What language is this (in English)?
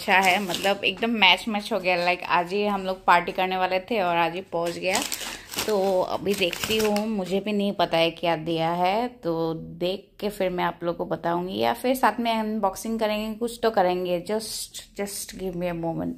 Hindi